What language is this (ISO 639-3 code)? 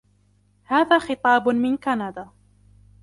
ara